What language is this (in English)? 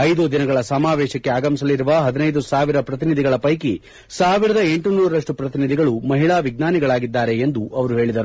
Kannada